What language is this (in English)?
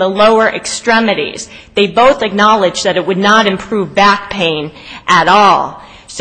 English